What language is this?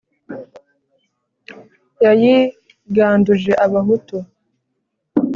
Kinyarwanda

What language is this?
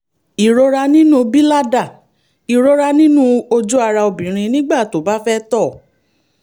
Yoruba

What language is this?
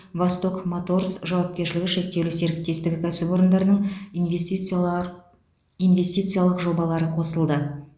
Kazakh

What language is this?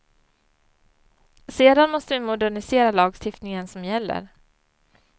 Swedish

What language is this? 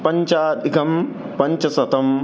Sanskrit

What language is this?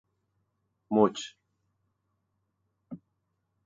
Persian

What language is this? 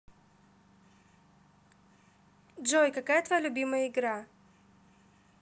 Russian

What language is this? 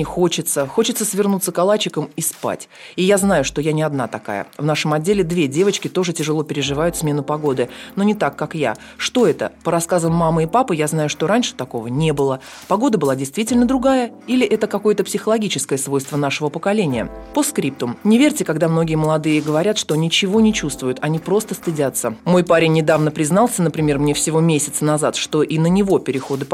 Russian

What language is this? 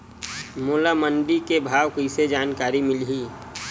Chhattisgarhi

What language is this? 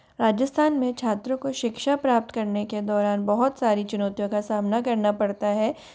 Hindi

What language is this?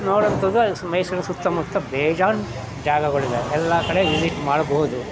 Kannada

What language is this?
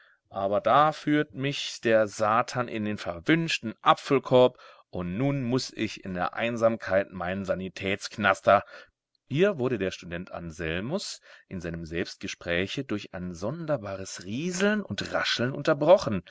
German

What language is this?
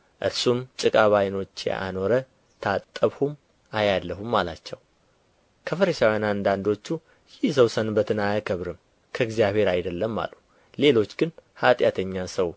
Amharic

